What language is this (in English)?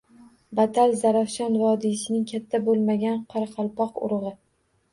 Uzbek